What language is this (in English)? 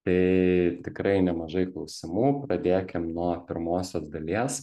Lithuanian